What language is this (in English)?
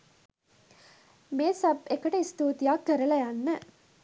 Sinhala